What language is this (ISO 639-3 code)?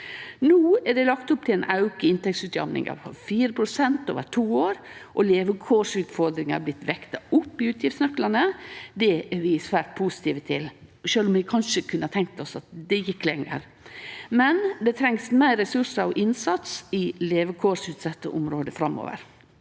nor